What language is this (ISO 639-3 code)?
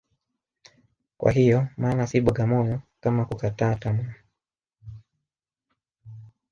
swa